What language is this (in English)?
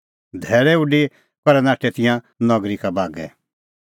Kullu Pahari